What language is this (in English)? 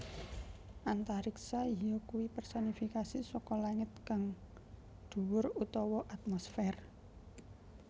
Javanese